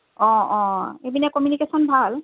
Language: Assamese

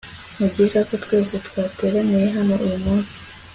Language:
Kinyarwanda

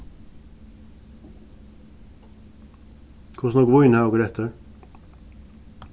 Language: Faroese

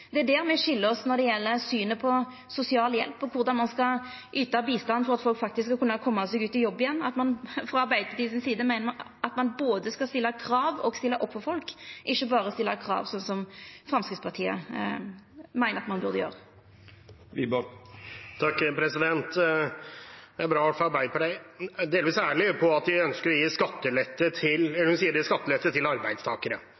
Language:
Norwegian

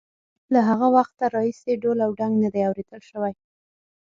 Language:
Pashto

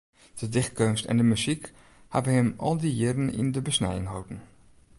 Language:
Western Frisian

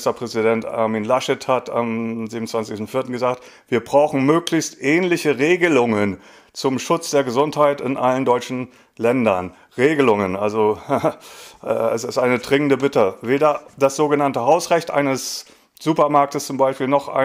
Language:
German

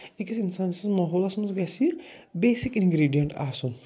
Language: Kashmiri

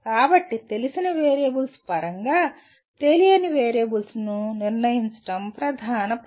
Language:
Telugu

